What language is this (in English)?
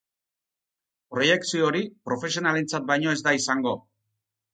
Basque